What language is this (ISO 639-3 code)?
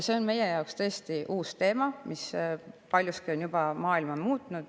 est